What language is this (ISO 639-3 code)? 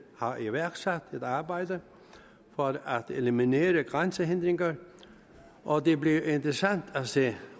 dan